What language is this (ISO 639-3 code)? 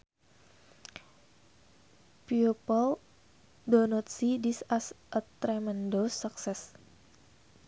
sun